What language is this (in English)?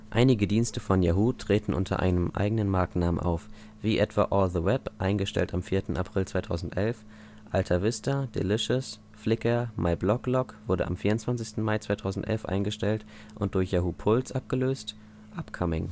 German